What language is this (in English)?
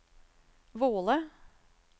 Norwegian